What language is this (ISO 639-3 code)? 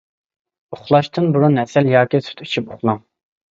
uig